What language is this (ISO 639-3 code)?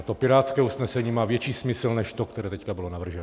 ces